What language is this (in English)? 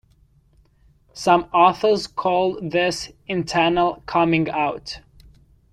English